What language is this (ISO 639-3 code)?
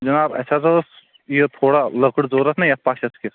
kas